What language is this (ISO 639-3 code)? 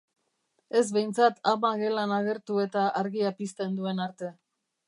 eus